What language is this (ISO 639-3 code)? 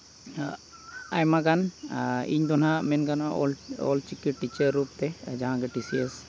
sat